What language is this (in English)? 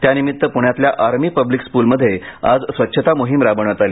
Marathi